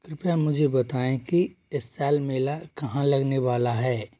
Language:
Hindi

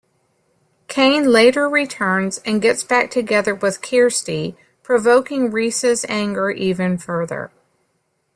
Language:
English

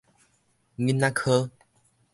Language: Min Nan Chinese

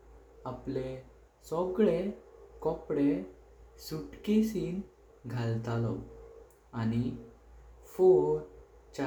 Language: Konkani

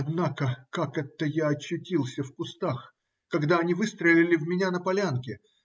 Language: Russian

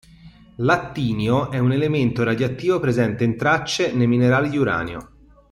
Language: Italian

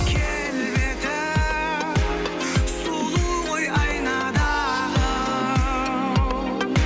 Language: Kazakh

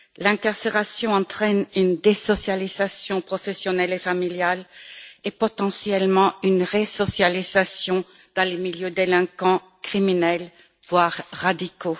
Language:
French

